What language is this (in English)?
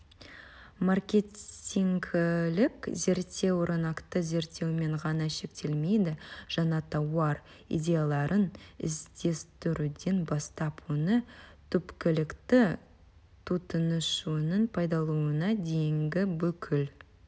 Kazakh